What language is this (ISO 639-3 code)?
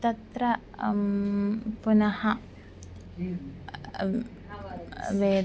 san